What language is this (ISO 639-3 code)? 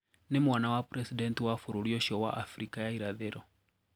kik